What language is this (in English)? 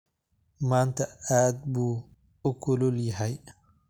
Somali